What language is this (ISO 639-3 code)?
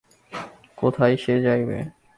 ben